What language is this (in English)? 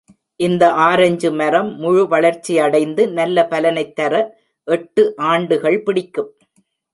Tamil